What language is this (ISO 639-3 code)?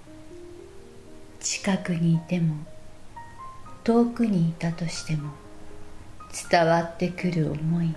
jpn